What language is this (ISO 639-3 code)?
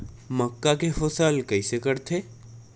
hne